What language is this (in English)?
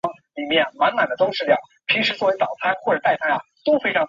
Chinese